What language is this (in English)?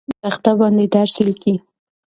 Pashto